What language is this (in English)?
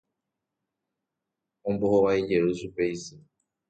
Guarani